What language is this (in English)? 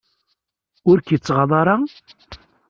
Kabyle